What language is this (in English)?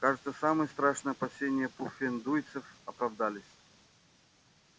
Russian